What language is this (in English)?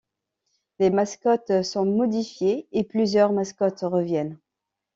French